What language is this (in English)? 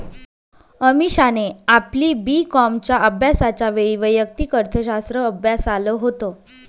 Marathi